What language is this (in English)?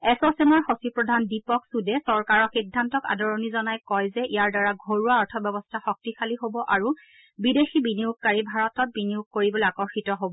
Assamese